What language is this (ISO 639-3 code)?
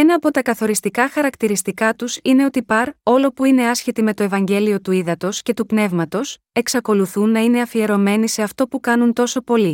ell